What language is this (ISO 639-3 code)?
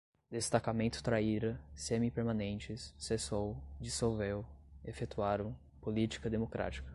por